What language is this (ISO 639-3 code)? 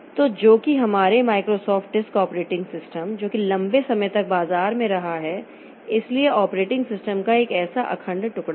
hin